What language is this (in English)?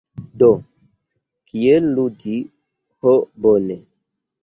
Esperanto